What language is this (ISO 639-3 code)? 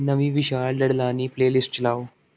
pan